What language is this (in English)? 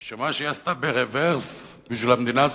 Hebrew